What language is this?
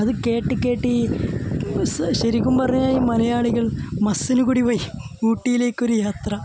Malayalam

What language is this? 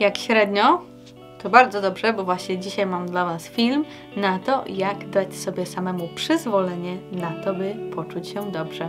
Polish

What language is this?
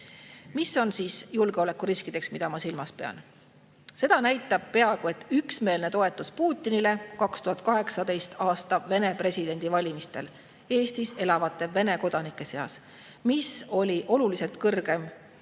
Estonian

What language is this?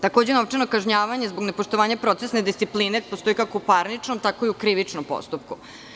Serbian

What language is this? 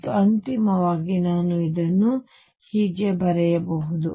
Kannada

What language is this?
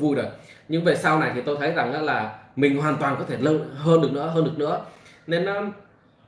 Vietnamese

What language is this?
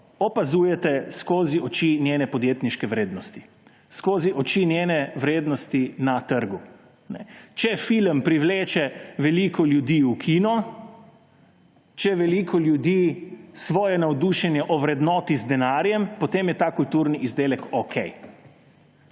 Slovenian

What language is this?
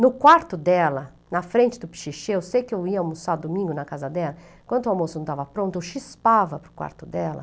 Portuguese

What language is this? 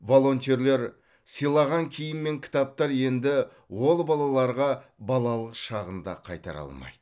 Kazakh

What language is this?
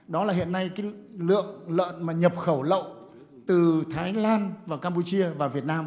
Vietnamese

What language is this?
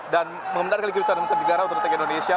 Indonesian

